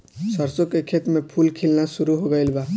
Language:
Bhojpuri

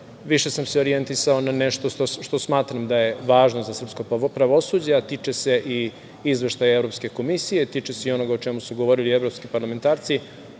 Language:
Serbian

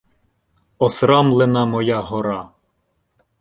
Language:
Ukrainian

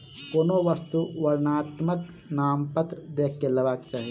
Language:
Maithili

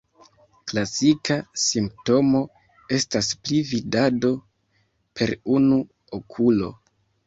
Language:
Esperanto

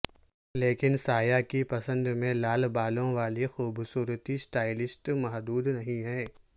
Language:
Urdu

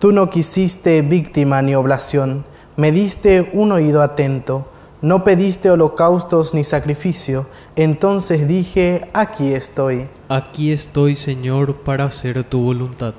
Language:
Spanish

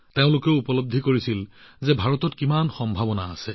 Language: Assamese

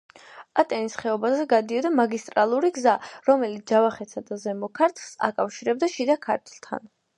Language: Georgian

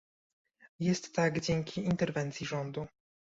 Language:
Polish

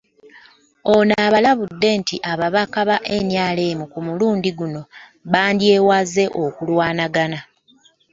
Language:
Ganda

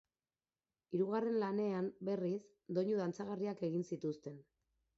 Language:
Basque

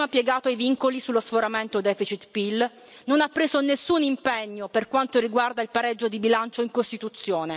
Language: Italian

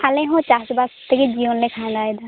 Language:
Santali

